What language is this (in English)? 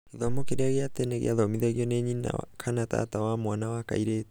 Kikuyu